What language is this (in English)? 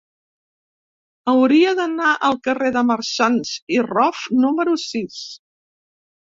Catalan